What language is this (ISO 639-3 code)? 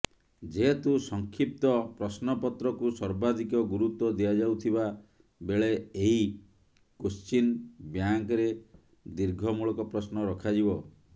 ori